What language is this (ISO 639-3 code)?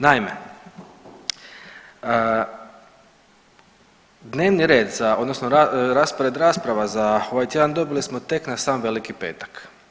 hrv